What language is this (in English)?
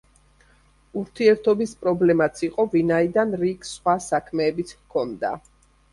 Georgian